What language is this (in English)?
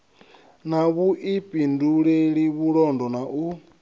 Venda